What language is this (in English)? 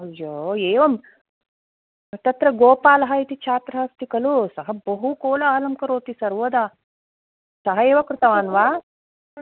Sanskrit